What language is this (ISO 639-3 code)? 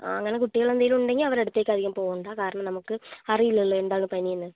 mal